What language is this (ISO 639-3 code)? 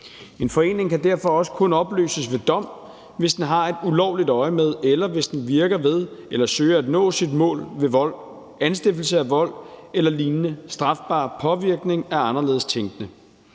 dan